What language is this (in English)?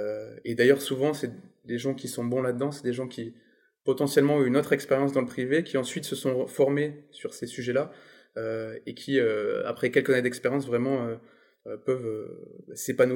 French